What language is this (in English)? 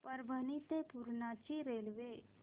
Marathi